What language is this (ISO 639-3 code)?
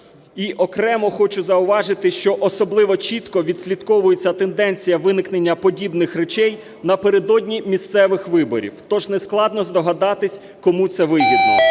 ukr